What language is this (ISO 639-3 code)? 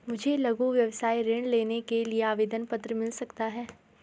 hin